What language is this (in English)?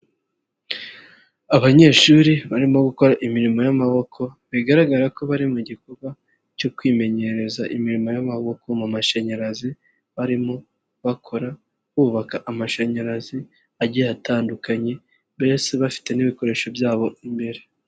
Kinyarwanda